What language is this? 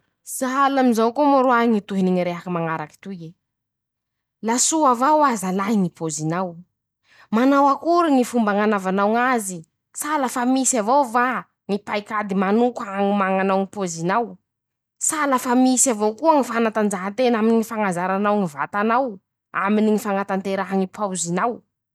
Masikoro Malagasy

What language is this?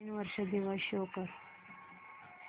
Marathi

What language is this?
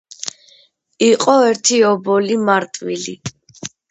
Georgian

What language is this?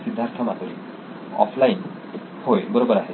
Marathi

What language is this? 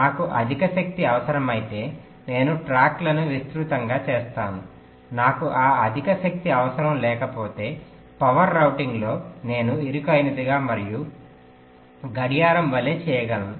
Telugu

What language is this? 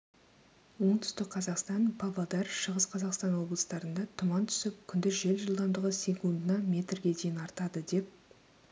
Kazakh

